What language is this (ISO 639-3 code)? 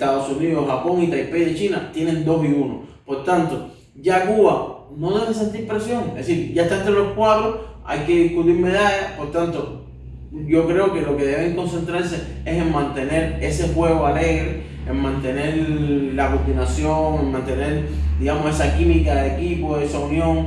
spa